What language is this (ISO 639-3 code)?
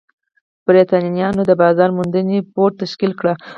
pus